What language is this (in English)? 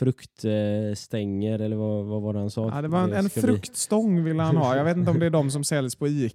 Swedish